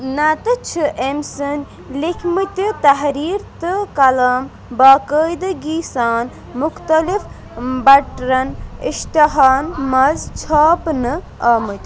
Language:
Kashmiri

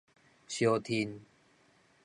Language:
Min Nan Chinese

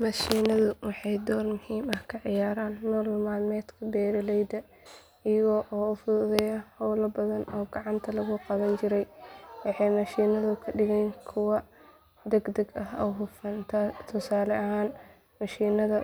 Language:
Somali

